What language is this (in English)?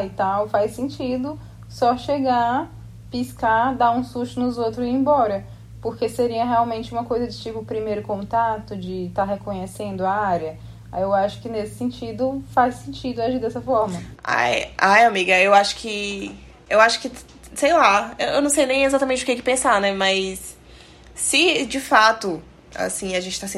Portuguese